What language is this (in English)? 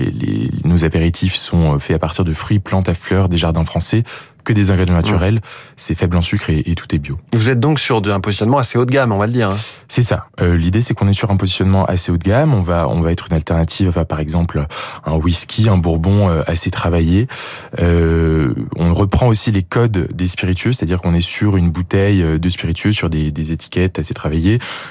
French